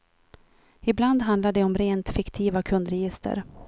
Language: Swedish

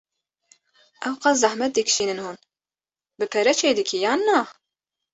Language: Kurdish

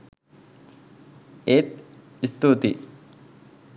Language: Sinhala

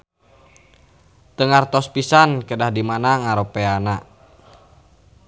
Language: Sundanese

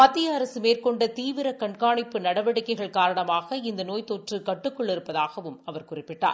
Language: Tamil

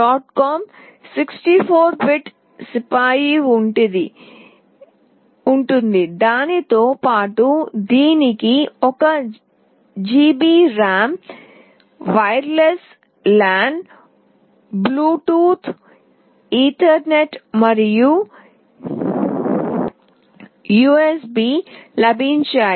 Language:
Telugu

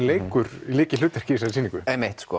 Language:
Icelandic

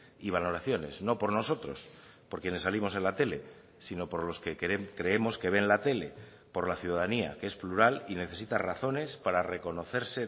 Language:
Spanish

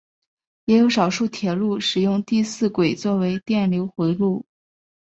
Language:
Chinese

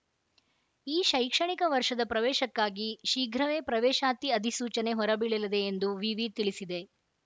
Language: Kannada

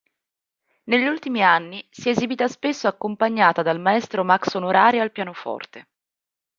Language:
Italian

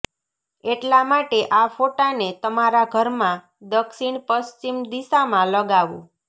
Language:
Gujarati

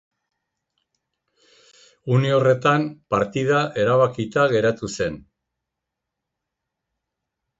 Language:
Basque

